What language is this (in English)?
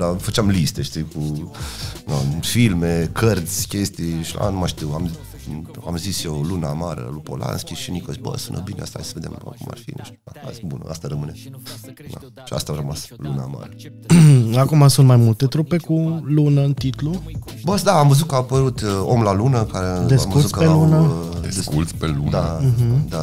Romanian